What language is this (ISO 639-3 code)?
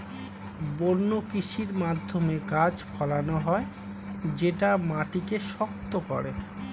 ben